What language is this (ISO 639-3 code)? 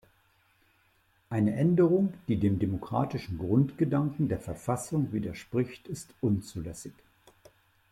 deu